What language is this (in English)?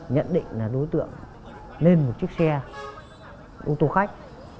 Vietnamese